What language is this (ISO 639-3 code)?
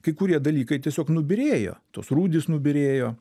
lit